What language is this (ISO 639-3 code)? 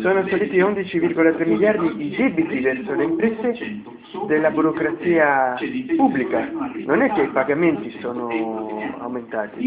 ita